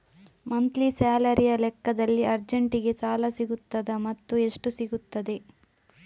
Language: Kannada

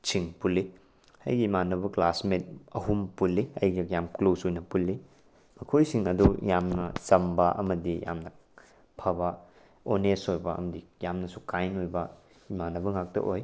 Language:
Manipuri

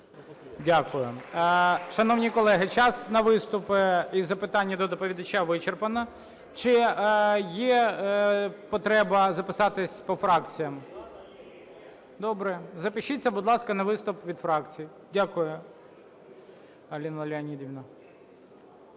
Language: Ukrainian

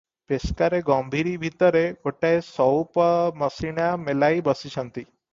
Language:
Odia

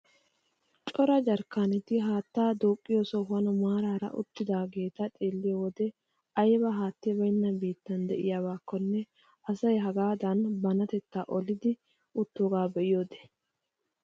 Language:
Wolaytta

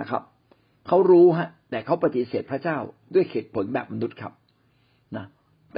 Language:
Thai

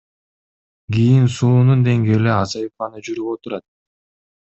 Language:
Kyrgyz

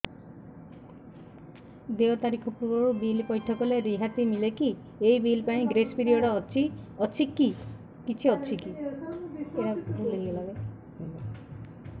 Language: Odia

